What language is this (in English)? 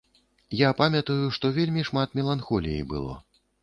Belarusian